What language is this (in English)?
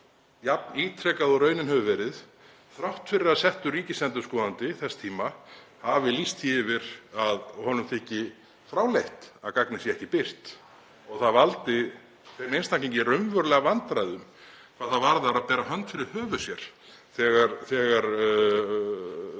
Icelandic